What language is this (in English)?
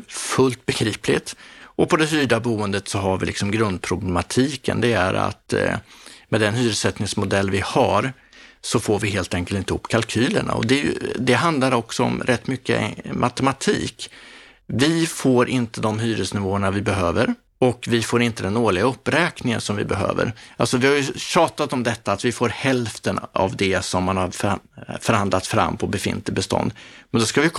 Swedish